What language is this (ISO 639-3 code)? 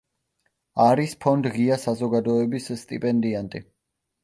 kat